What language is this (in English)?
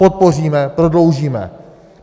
Czech